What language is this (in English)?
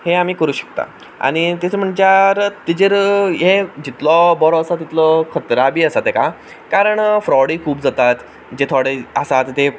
Konkani